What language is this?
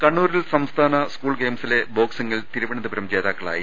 Malayalam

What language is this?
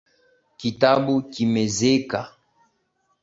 Swahili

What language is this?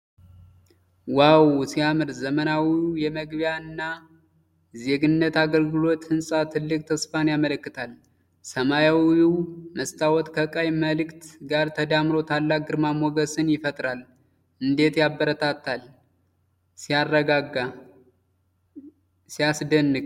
Amharic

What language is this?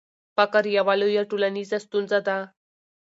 Pashto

